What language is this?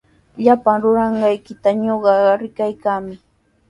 Sihuas Ancash Quechua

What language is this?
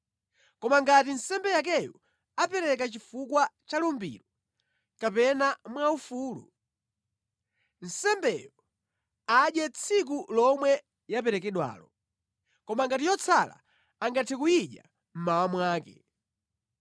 Nyanja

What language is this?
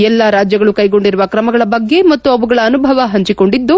Kannada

